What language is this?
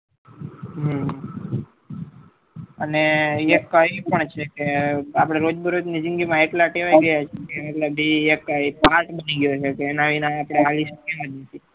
Gujarati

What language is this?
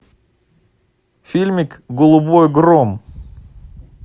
Russian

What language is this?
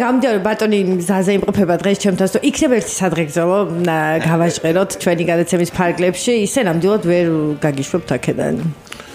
Romanian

